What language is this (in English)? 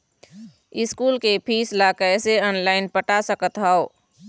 Chhattisgarhi